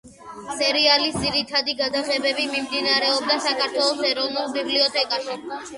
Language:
Georgian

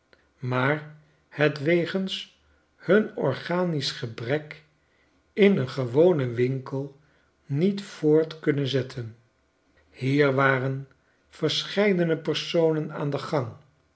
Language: Dutch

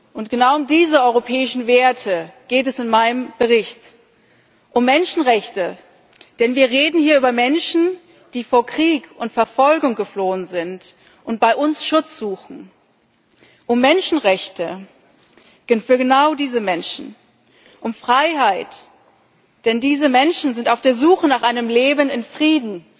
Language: German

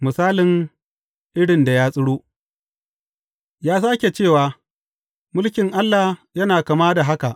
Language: Hausa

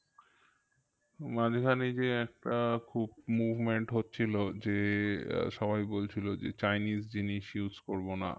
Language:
Bangla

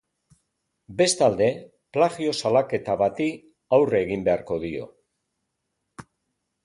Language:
Basque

